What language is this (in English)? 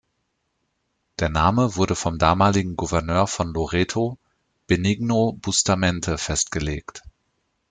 German